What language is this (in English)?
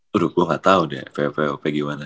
Indonesian